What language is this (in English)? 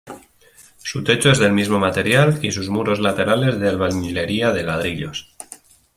Spanish